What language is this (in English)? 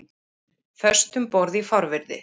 Icelandic